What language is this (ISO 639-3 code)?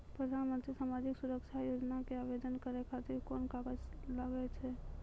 mai